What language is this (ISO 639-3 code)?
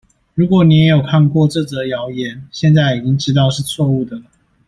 zho